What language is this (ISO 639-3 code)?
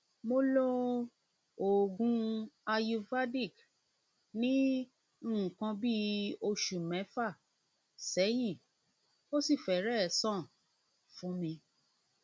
yor